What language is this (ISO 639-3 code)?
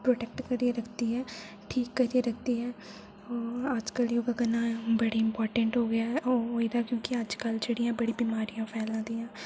doi